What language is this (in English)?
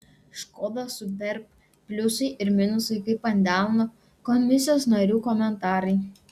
Lithuanian